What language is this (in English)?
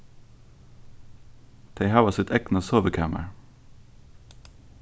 Faroese